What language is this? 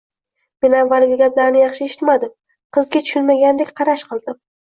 Uzbek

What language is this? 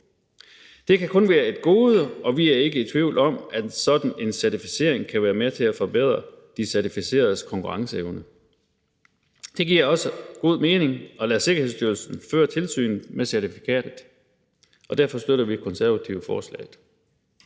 Danish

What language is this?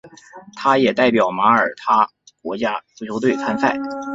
Chinese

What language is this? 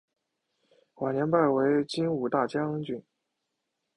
Chinese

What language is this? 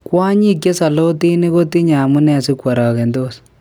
Kalenjin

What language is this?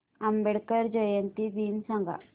Marathi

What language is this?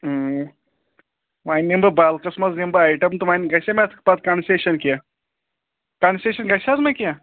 Kashmiri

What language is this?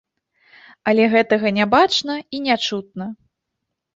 Belarusian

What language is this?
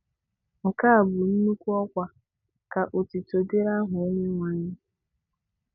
Igbo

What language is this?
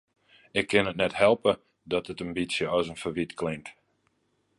Western Frisian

